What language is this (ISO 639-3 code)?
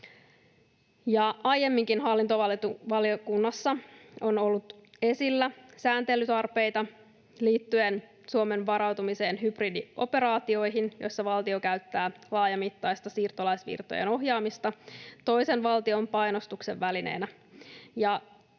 fin